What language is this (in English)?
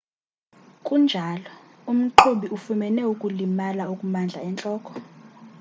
Xhosa